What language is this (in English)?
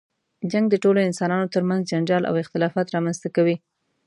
Pashto